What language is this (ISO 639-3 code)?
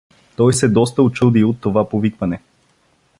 bul